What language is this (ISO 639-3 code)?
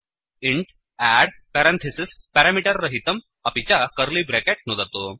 san